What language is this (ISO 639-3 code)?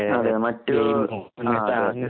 mal